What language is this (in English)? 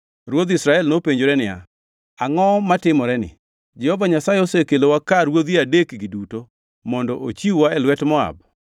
Luo (Kenya and Tanzania)